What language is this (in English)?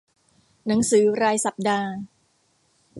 Thai